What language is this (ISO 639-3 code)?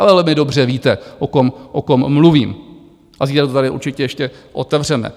ces